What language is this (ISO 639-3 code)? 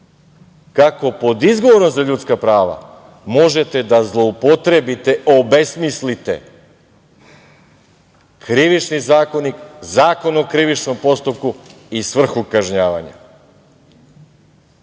srp